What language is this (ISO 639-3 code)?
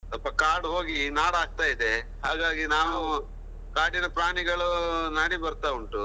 kan